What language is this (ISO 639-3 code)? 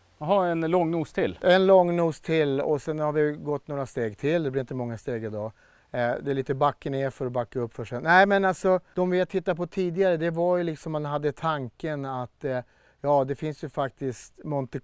swe